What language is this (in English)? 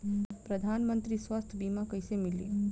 Bhojpuri